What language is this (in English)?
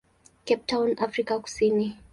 Swahili